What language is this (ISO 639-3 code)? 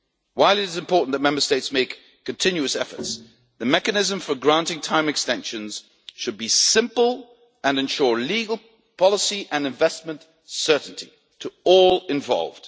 eng